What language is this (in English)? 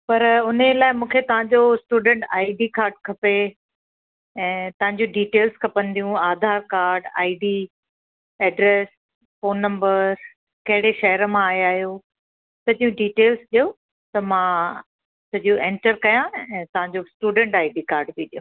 Sindhi